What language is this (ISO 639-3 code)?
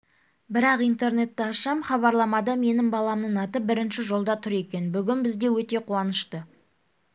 kaz